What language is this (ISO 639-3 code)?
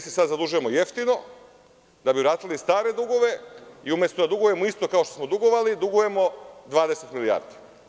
srp